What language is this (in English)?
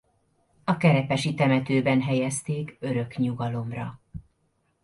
Hungarian